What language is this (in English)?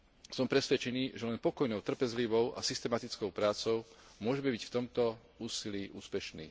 Slovak